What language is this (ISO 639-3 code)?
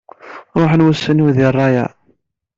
kab